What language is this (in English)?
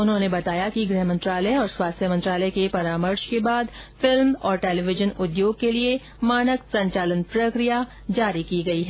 Hindi